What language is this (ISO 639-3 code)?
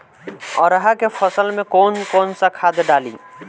bho